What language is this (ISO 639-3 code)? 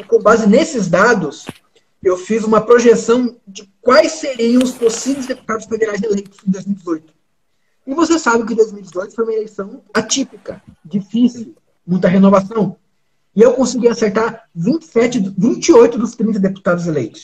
por